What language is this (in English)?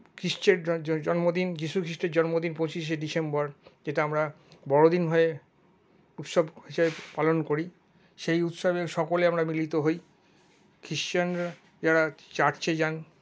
Bangla